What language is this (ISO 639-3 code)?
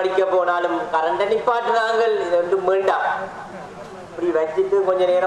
tha